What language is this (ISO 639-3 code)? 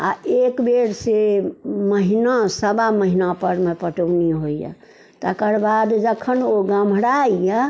mai